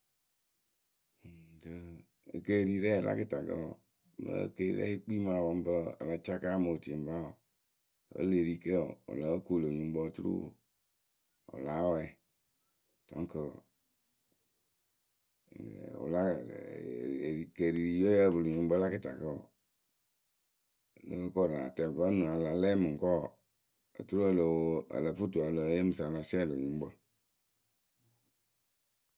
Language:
Akebu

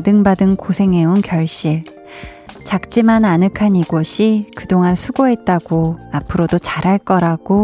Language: Korean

